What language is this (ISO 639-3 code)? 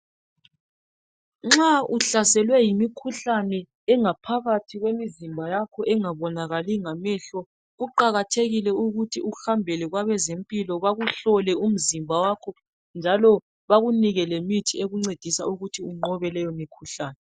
nde